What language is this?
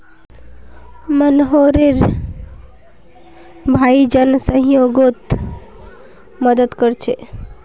Magahi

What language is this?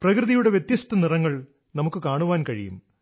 Malayalam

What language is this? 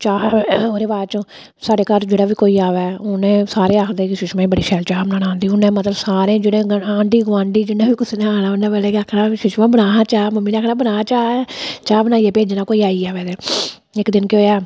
Dogri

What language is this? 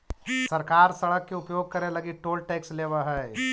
Magahi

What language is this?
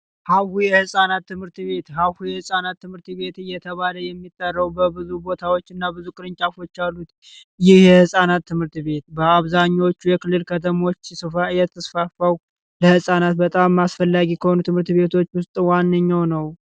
Amharic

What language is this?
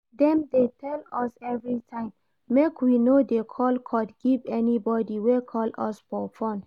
Nigerian Pidgin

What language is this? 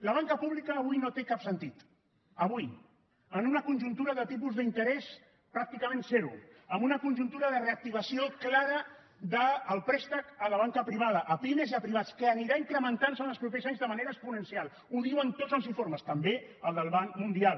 Catalan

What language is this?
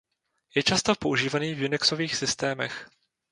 Czech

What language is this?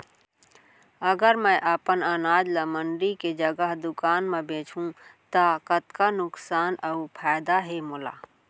Chhattisgarhi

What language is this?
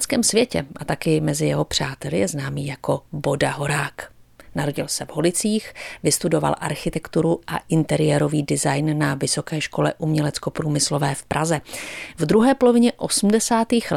Czech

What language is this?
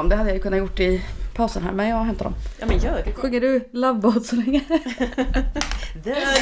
Swedish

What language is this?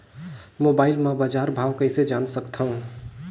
Chhattisgarhi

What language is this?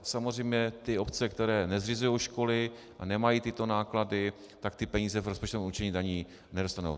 Czech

